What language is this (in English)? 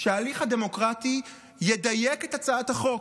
Hebrew